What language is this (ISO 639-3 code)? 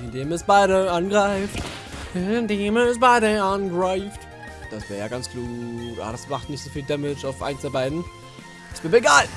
deu